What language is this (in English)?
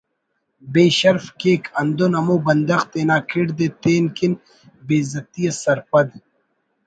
Brahui